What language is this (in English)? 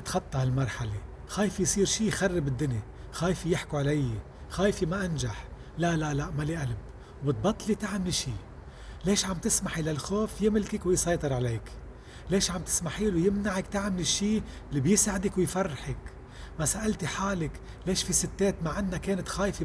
Arabic